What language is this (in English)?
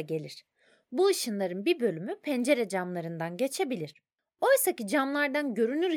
Turkish